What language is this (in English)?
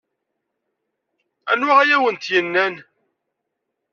Kabyle